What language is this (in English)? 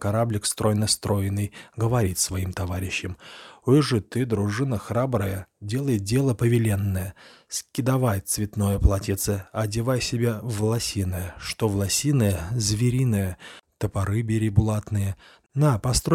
Russian